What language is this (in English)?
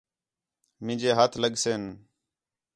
Khetrani